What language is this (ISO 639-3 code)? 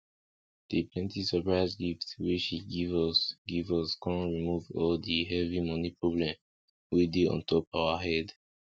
pcm